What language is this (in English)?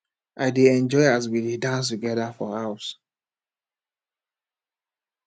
Nigerian Pidgin